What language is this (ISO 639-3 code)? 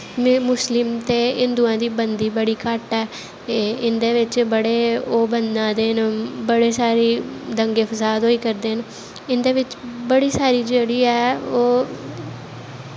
doi